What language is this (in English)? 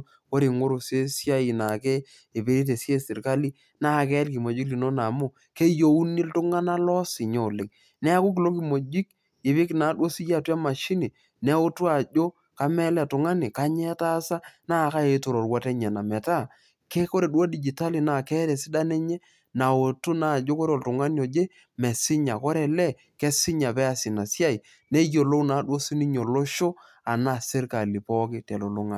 Masai